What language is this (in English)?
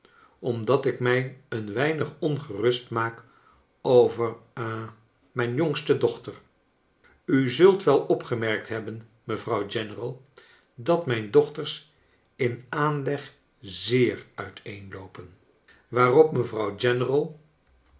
Dutch